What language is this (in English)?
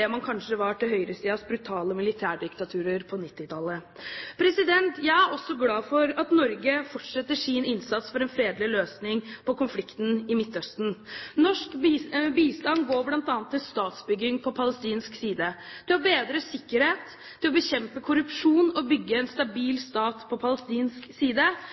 Norwegian Bokmål